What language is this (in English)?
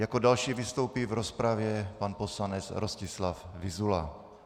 Czech